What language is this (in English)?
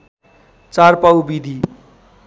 Nepali